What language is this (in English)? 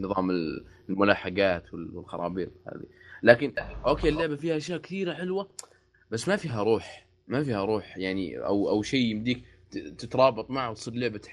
Arabic